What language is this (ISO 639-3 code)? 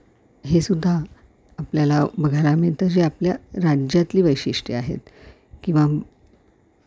mar